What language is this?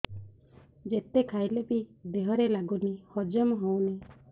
Odia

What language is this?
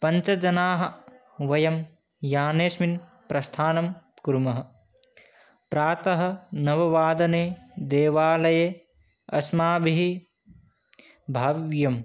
Sanskrit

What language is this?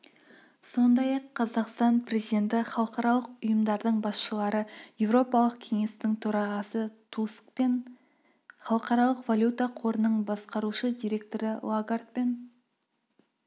Kazakh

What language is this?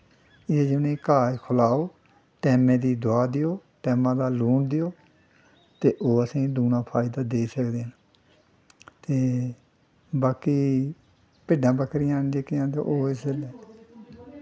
Dogri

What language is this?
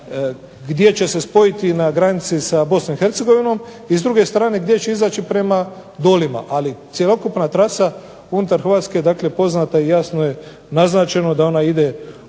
Croatian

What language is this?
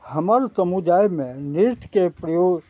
Maithili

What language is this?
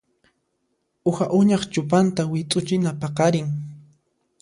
Puno Quechua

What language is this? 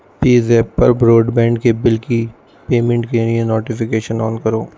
Urdu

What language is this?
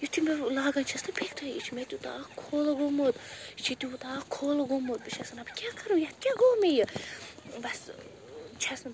Kashmiri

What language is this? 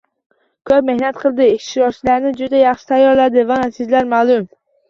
Uzbek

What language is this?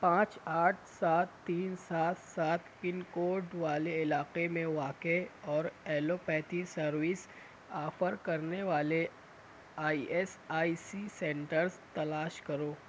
Urdu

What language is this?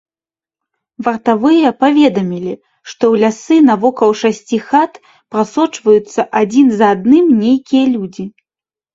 Belarusian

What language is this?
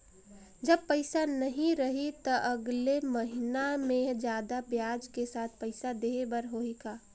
Chhattisgarhi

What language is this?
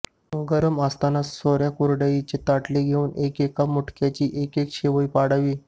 Marathi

